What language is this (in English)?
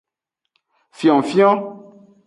Aja (Benin)